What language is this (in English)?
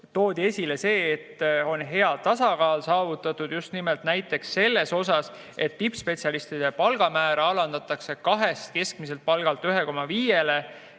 Estonian